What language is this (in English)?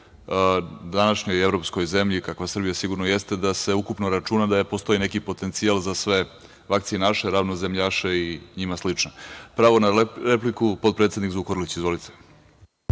Serbian